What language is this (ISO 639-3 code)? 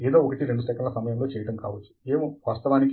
tel